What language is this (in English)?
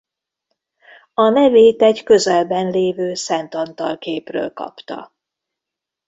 Hungarian